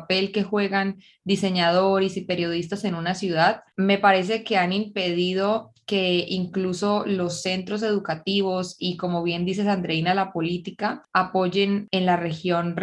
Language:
Spanish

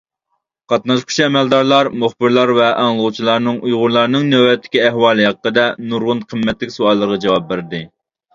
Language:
Uyghur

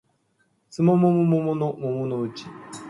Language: Japanese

